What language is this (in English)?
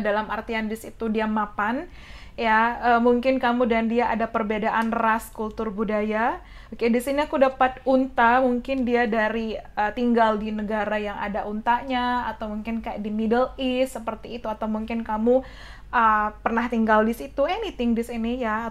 Indonesian